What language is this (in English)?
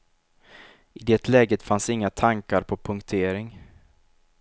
Swedish